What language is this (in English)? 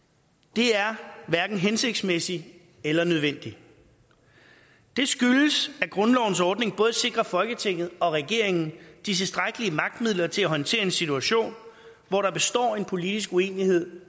Danish